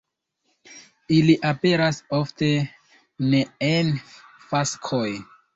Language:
Esperanto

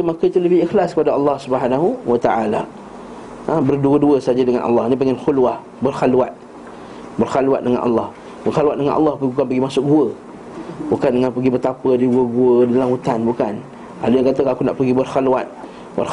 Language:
Malay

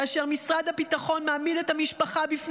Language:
Hebrew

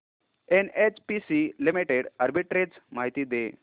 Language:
Marathi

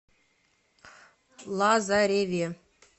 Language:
Russian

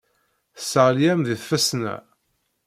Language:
Kabyle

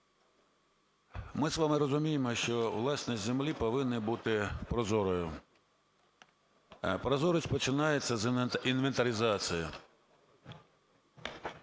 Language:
Ukrainian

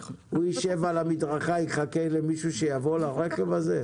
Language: Hebrew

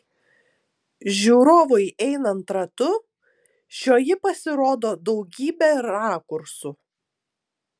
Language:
Lithuanian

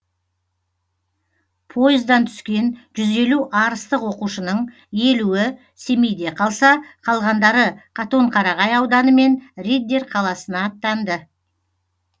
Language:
Kazakh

